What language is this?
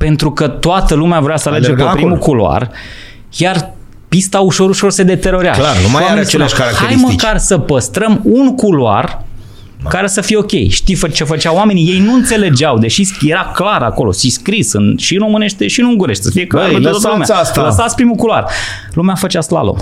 Romanian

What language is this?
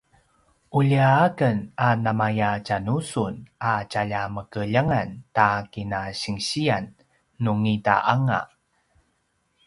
Paiwan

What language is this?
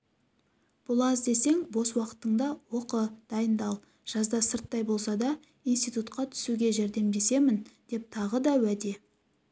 Kazakh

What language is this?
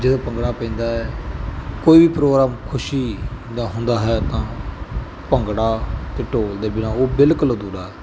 Punjabi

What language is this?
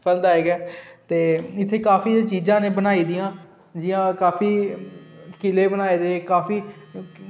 Dogri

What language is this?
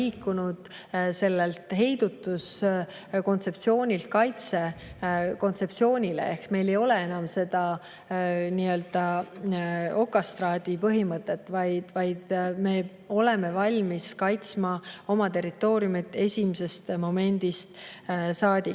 Estonian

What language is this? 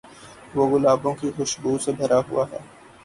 Urdu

